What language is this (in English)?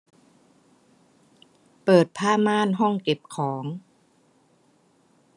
Thai